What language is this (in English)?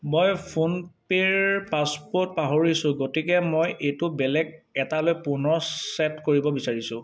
Assamese